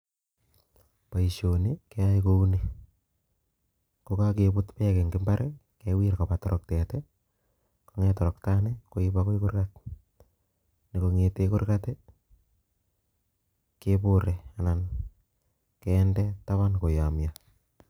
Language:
Kalenjin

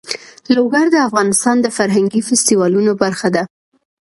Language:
Pashto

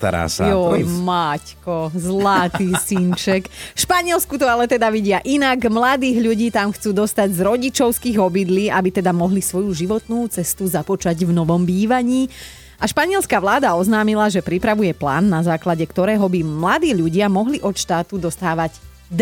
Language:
Slovak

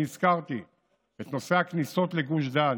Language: Hebrew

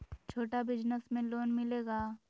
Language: Magahi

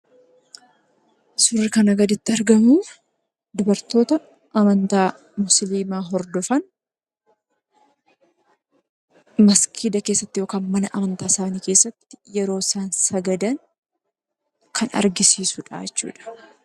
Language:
Oromo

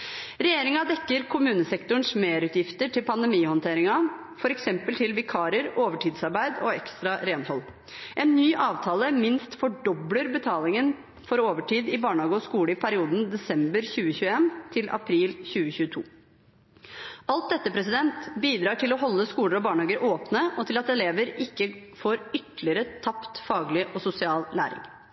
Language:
Norwegian Bokmål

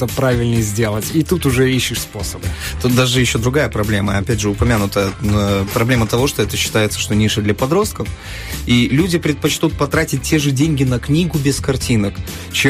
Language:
Russian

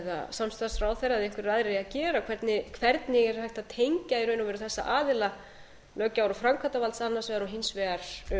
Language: Icelandic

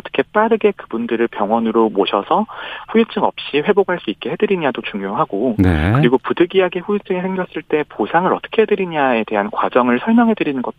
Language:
Korean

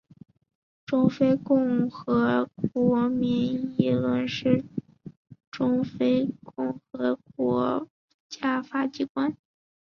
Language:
Chinese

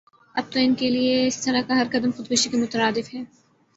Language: Urdu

